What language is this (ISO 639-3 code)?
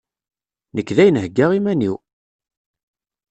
kab